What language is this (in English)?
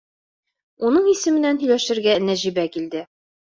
Bashkir